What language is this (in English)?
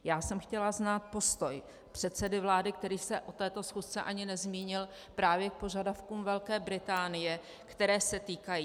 Czech